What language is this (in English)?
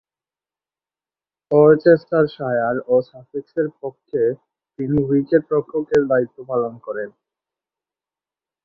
Bangla